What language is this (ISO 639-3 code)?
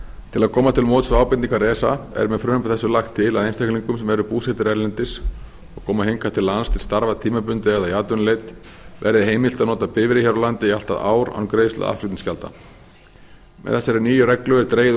isl